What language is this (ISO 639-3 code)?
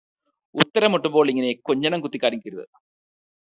mal